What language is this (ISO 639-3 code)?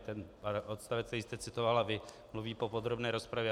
ces